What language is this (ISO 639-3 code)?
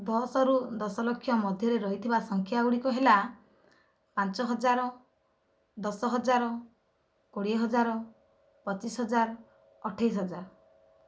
ori